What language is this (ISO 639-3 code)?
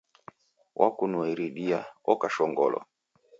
dav